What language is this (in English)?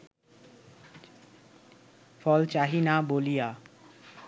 Bangla